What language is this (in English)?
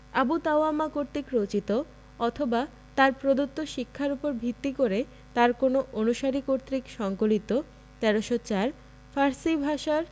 Bangla